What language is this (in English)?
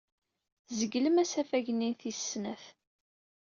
Kabyle